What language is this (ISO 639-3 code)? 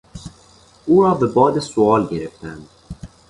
fas